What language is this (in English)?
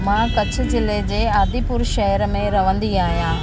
Sindhi